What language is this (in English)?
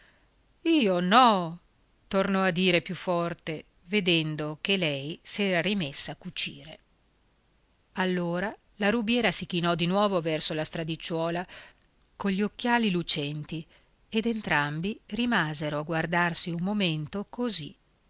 Italian